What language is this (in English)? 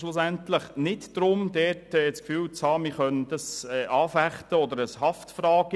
Swiss German